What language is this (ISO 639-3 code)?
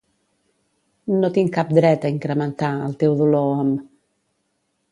cat